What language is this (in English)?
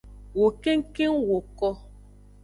Aja (Benin)